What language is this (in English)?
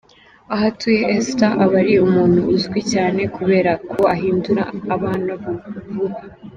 Kinyarwanda